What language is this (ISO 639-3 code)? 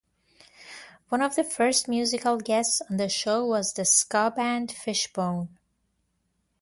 eng